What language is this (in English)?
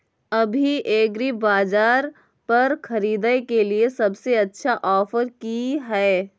Maithili